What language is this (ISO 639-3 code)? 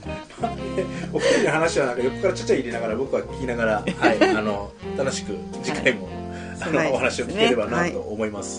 jpn